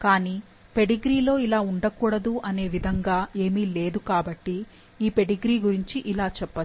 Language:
Telugu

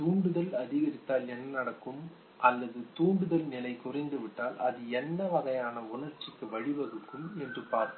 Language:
Tamil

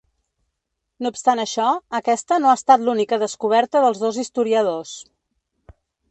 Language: Catalan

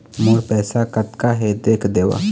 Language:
Chhattisgarhi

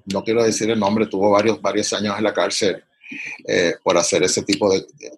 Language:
Spanish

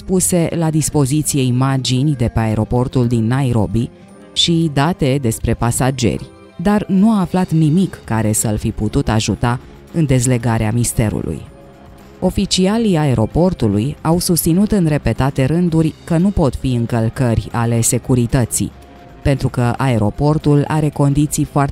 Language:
Romanian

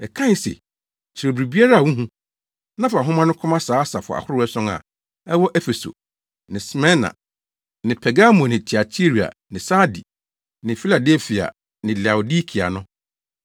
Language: Akan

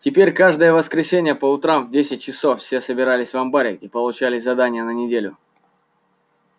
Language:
Russian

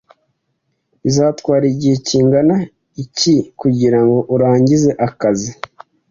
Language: Kinyarwanda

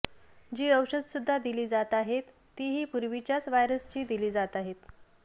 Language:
Marathi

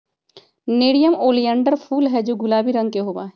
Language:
Magahi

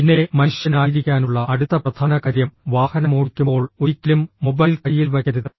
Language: Malayalam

